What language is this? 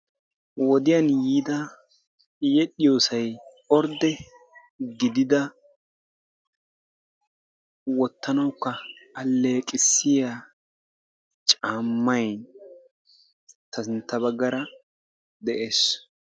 Wolaytta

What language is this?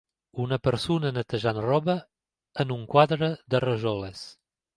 Catalan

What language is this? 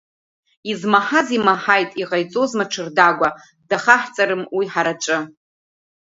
Abkhazian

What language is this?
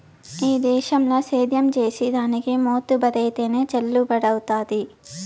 Telugu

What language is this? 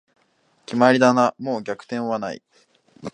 Japanese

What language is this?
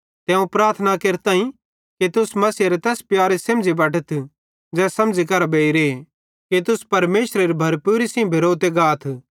Bhadrawahi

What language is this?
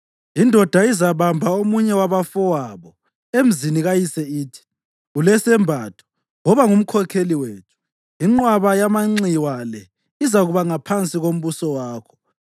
North Ndebele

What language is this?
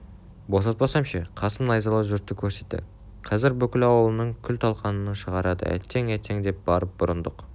Kazakh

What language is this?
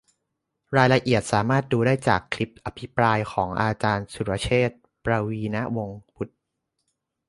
Thai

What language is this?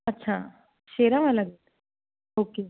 Punjabi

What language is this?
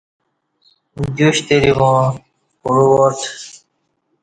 Kati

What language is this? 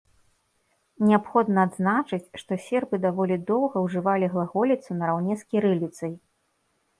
Belarusian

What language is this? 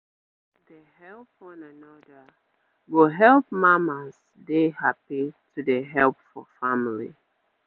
Nigerian Pidgin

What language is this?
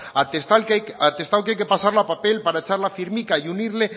Spanish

